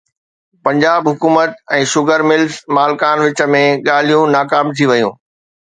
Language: Sindhi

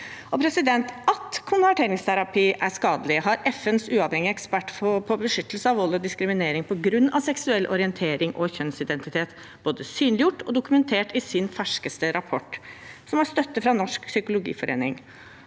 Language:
Norwegian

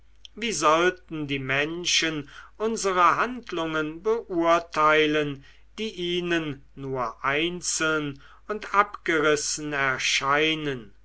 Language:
German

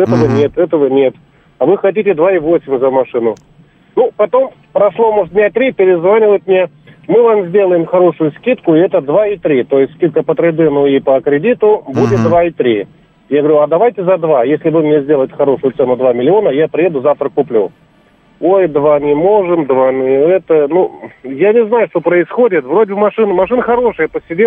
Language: Russian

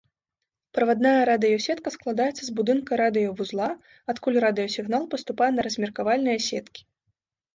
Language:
Belarusian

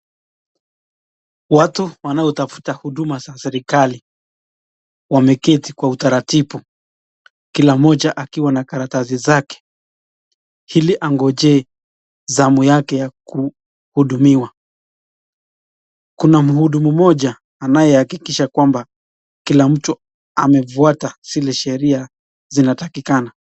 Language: Swahili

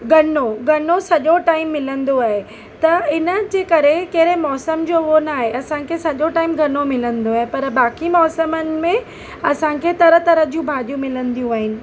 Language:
Sindhi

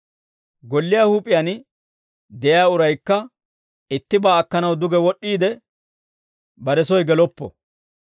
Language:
Dawro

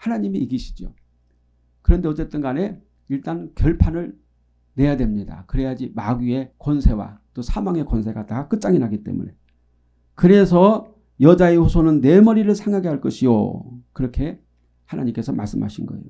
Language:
Korean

